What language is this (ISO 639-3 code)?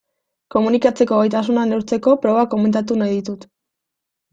eus